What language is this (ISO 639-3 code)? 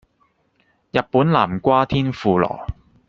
yue